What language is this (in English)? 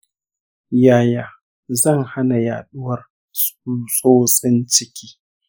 Hausa